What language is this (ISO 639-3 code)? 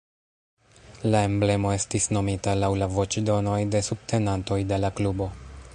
epo